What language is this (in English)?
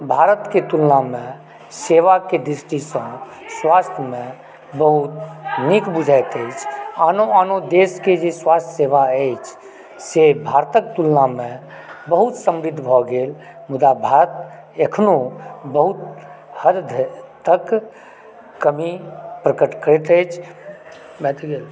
Maithili